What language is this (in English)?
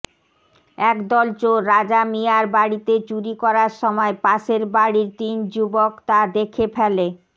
Bangla